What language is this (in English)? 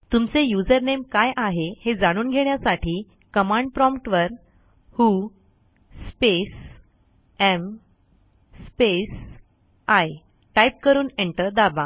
Marathi